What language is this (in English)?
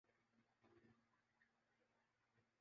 Urdu